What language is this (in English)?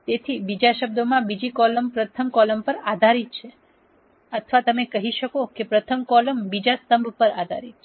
Gujarati